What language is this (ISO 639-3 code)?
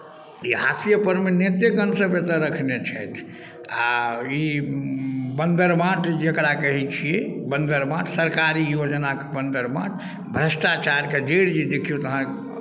mai